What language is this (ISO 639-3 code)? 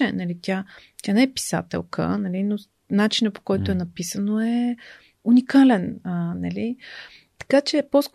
bul